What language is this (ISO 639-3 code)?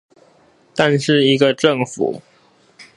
zho